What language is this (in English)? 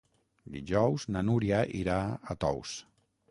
Catalan